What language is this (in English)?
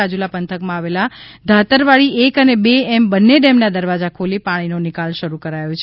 Gujarati